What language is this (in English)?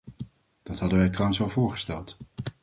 Dutch